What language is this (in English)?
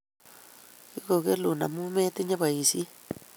Kalenjin